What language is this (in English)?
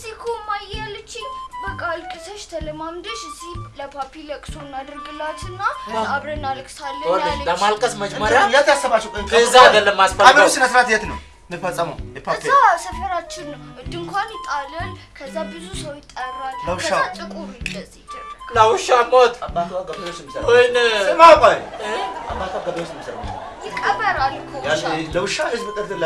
Amharic